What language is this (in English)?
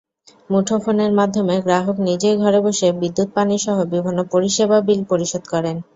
Bangla